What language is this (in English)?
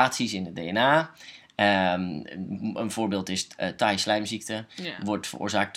Dutch